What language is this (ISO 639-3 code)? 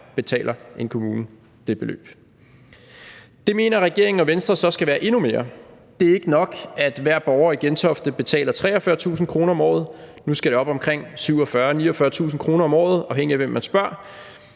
dan